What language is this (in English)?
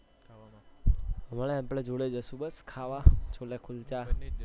Gujarati